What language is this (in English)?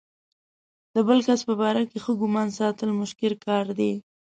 Pashto